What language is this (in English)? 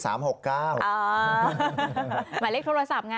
Thai